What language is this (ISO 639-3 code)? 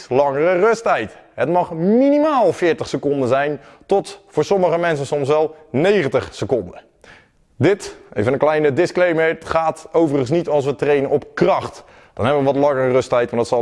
nld